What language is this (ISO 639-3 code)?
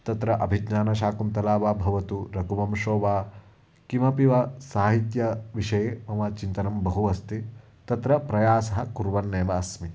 san